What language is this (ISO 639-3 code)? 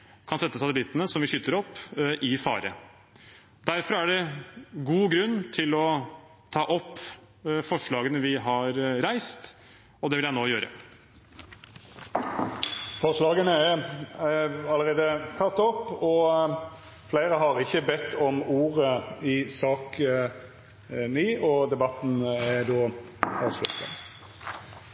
nor